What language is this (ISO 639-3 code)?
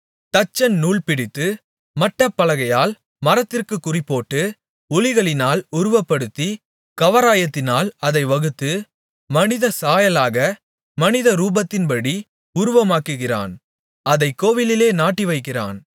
tam